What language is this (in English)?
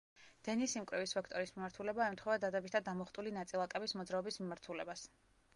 Georgian